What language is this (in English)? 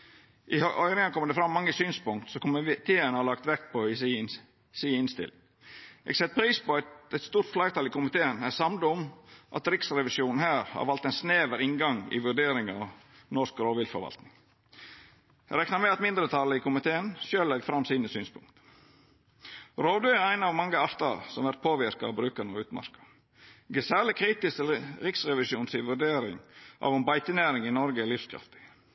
Norwegian Nynorsk